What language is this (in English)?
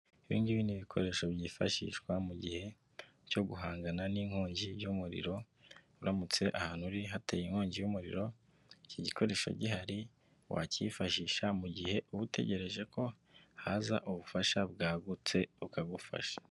Kinyarwanda